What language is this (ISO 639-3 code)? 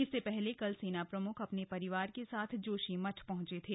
hin